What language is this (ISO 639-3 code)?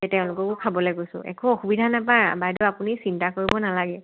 asm